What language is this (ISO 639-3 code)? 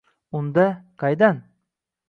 uzb